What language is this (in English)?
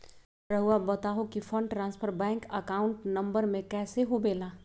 Magahi